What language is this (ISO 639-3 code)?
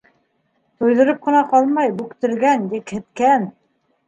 bak